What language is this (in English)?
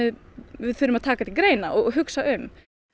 Icelandic